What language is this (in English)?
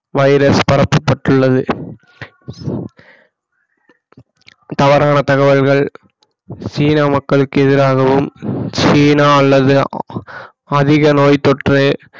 Tamil